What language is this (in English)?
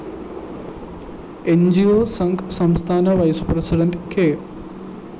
Malayalam